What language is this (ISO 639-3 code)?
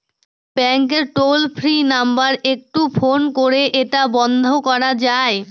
ben